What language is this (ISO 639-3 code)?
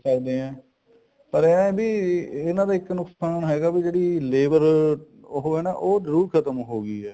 pan